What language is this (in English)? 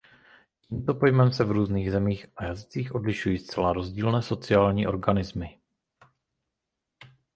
Czech